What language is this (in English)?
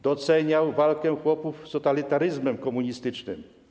Polish